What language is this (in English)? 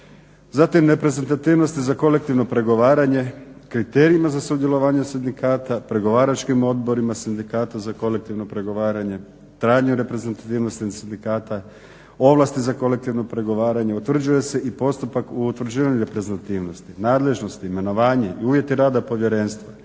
Croatian